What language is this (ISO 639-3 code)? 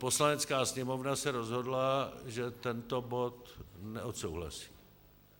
ces